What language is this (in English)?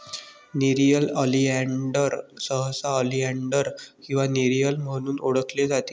Marathi